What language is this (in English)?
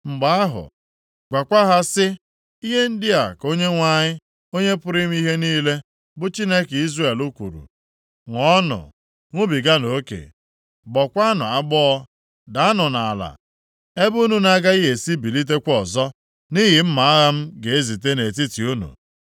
Igbo